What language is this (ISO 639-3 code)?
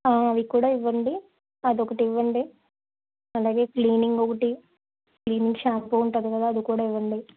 tel